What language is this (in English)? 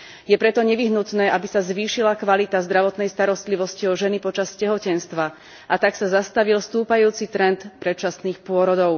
Slovak